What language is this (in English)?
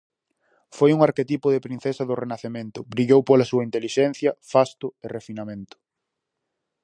Galician